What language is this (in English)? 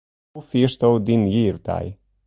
Western Frisian